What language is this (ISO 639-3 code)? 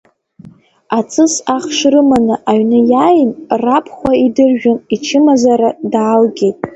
abk